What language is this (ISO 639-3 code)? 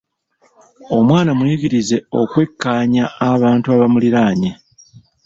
lug